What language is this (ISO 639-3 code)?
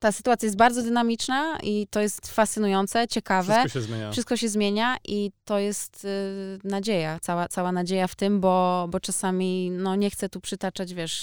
pol